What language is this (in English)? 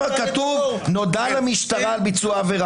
Hebrew